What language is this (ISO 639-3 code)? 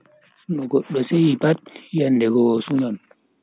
fui